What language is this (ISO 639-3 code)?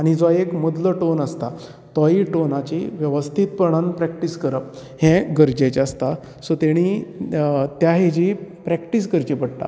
kok